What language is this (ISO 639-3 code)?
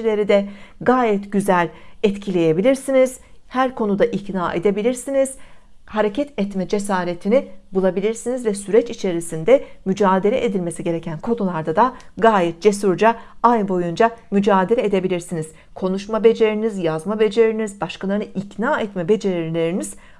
tur